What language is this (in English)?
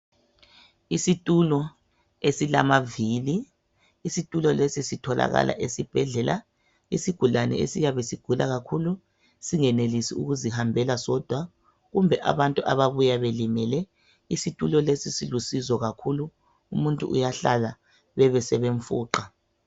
North Ndebele